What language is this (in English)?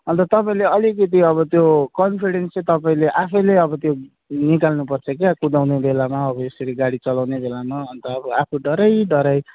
Nepali